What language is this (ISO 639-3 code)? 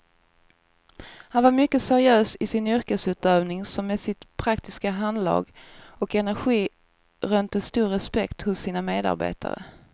swe